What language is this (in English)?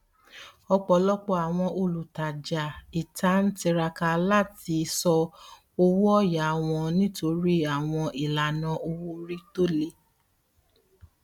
Yoruba